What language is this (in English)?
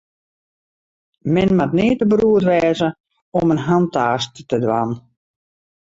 Western Frisian